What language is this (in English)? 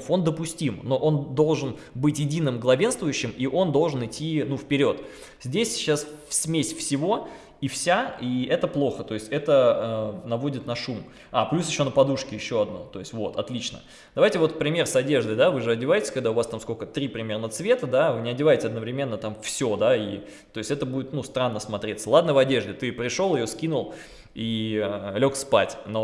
Russian